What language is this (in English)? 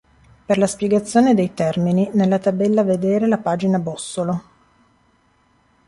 Italian